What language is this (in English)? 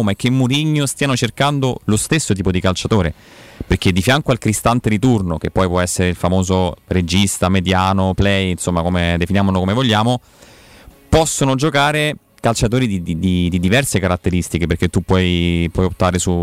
Italian